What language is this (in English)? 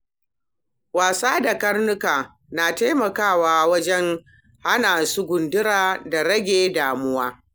Hausa